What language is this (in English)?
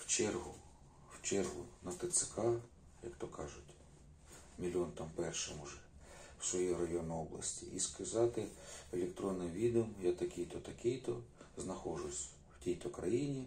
Ukrainian